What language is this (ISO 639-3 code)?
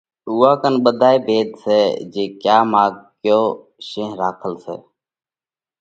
kvx